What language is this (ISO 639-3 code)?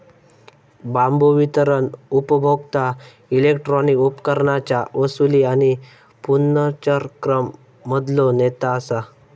mar